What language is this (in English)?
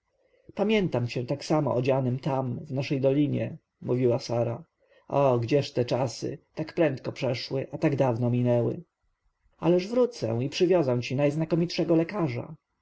Polish